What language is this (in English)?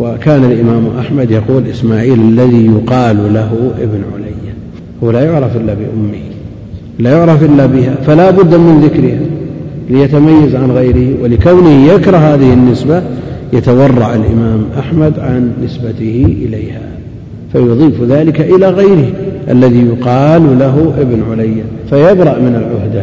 Arabic